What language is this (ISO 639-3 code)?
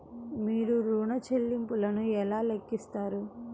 tel